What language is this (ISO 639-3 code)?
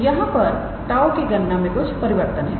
hin